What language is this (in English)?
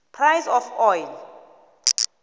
South Ndebele